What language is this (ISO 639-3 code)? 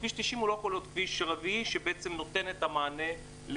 heb